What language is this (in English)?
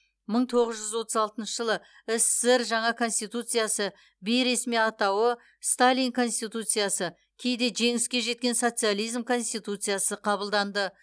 Kazakh